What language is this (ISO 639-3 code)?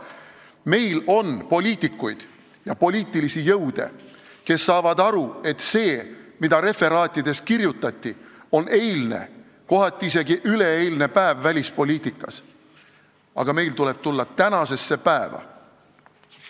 est